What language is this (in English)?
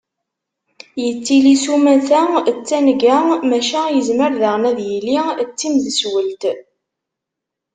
Kabyle